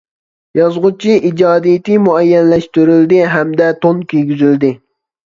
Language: Uyghur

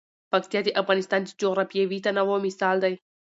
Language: Pashto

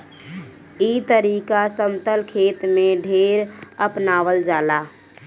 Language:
Bhojpuri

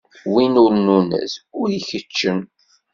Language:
Kabyle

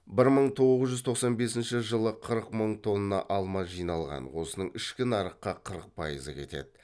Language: Kazakh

